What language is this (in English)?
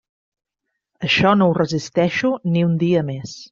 Catalan